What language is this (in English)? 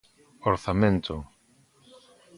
Galician